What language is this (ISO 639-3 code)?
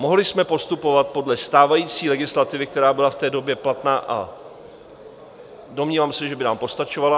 ces